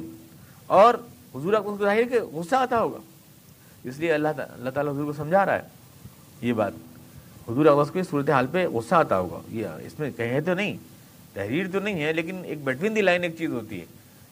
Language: Urdu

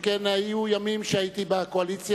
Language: Hebrew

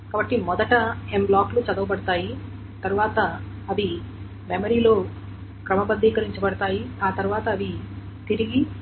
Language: Telugu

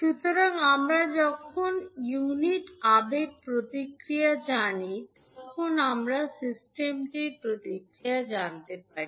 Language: Bangla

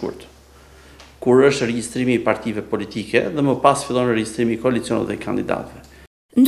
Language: Polish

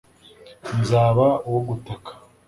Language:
Kinyarwanda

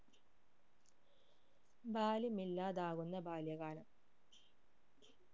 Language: Malayalam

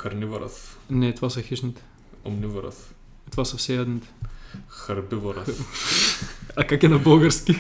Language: Bulgarian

